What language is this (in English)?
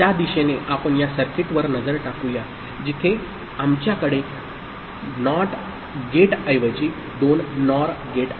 Marathi